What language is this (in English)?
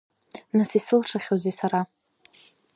Abkhazian